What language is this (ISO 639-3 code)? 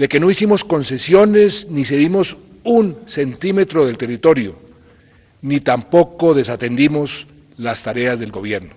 spa